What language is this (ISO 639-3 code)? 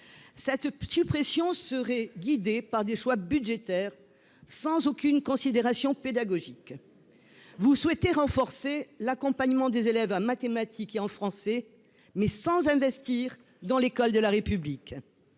fra